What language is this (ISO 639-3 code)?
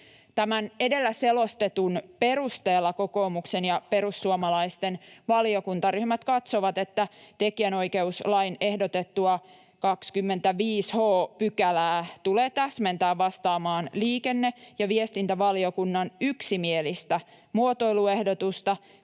fin